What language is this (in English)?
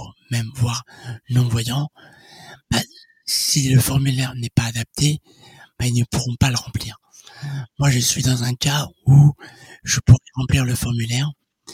French